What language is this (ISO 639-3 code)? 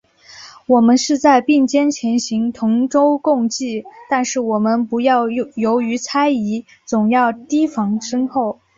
zho